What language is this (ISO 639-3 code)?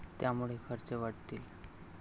mar